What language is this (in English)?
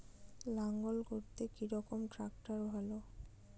Bangla